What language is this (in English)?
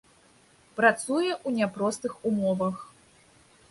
Belarusian